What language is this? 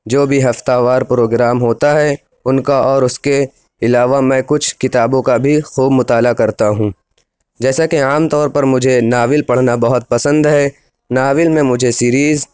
Urdu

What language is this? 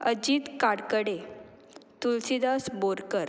Konkani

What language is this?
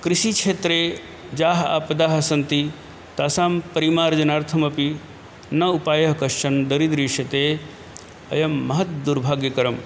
Sanskrit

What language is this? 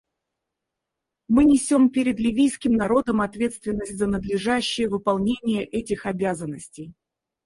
Russian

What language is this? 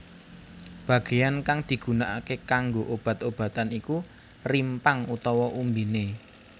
Javanese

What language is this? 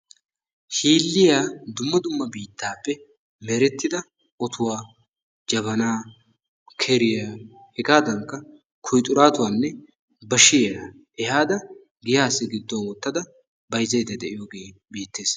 Wolaytta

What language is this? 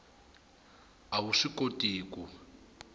Tsonga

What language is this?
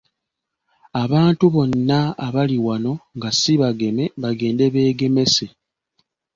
Ganda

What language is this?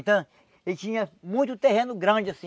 Portuguese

